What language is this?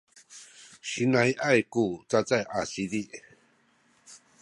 Sakizaya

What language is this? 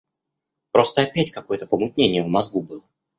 Russian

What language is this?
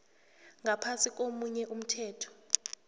South Ndebele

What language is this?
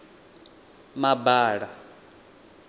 Venda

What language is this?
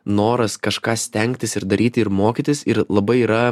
Lithuanian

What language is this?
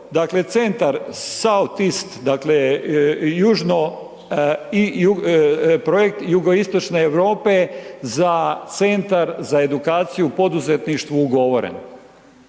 Croatian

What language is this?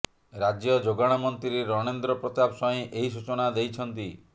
Odia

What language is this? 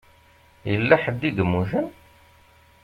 Kabyle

